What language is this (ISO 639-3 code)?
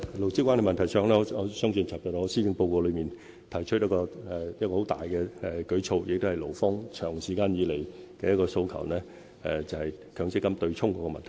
yue